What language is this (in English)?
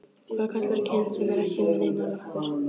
Icelandic